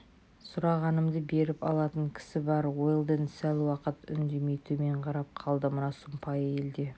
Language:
Kazakh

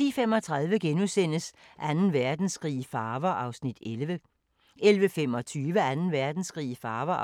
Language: Danish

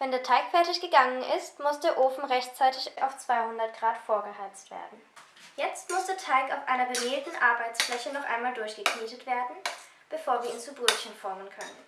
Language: German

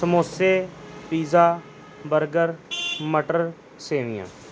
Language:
Punjabi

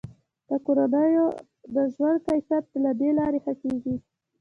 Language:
Pashto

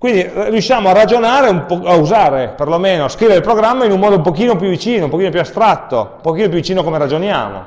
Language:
Italian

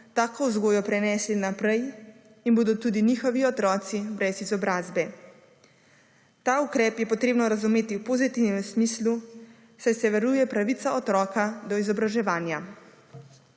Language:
Slovenian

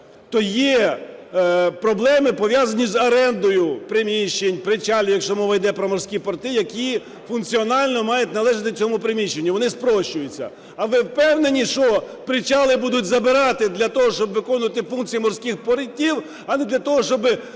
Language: Ukrainian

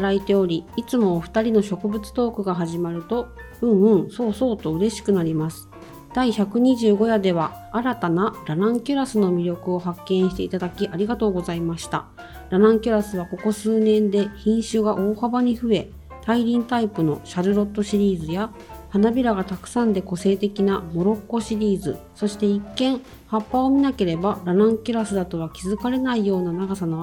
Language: Japanese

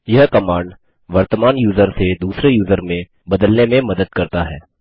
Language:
Hindi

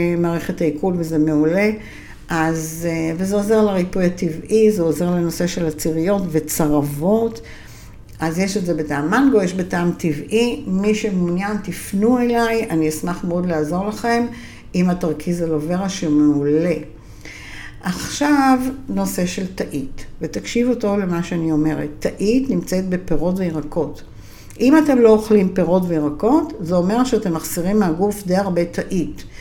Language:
Hebrew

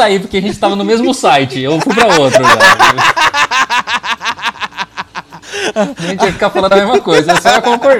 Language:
Portuguese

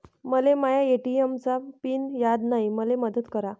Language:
Marathi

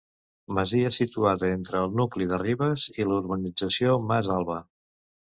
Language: Catalan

